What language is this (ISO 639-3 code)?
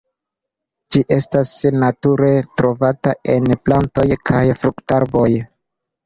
epo